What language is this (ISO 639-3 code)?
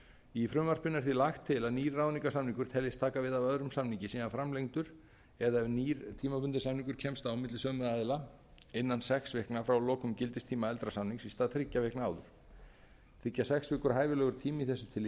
isl